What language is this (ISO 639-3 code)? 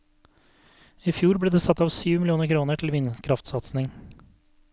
nor